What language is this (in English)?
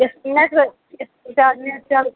Kashmiri